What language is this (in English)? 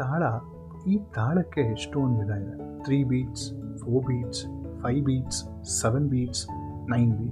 Kannada